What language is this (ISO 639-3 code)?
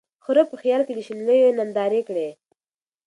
pus